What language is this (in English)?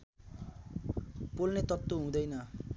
Nepali